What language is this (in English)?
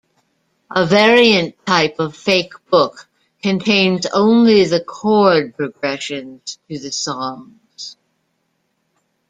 English